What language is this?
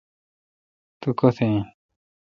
Kalkoti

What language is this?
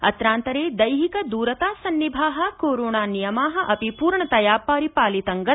Sanskrit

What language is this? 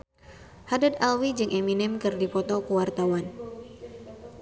Sundanese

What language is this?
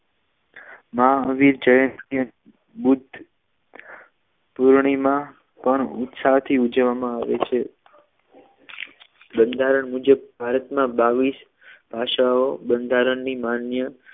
Gujarati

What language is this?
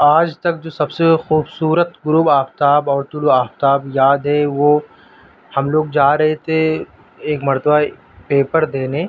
Urdu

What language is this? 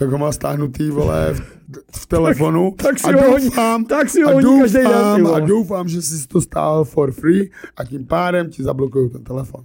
Czech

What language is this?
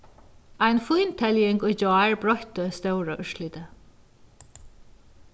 Faroese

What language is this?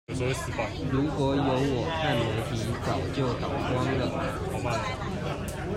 Chinese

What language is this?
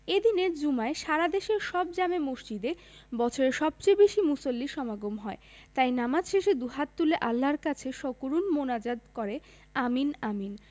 Bangla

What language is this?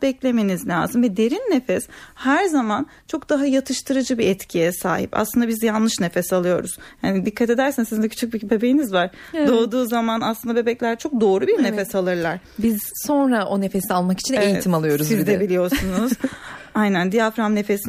Turkish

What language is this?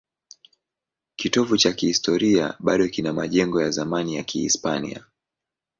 Swahili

